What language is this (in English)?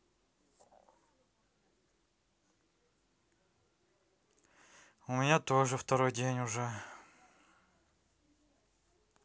Russian